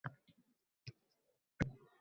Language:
Uzbek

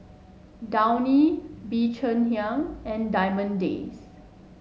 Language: English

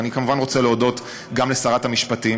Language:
Hebrew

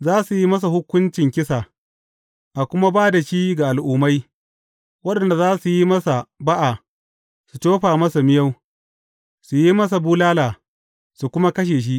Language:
Hausa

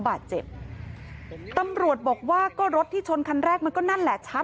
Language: Thai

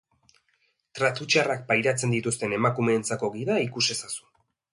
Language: Basque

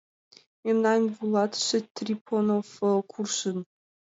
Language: Mari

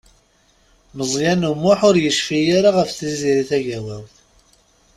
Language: Kabyle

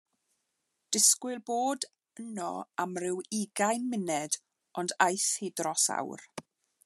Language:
Welsh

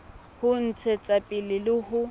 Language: Southern Sotho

